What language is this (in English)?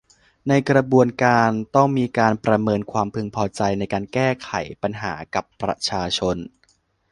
Thai